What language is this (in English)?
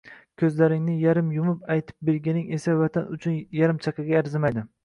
Uzbek